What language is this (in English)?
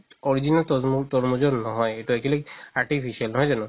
Assamese